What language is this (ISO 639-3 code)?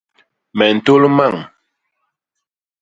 bas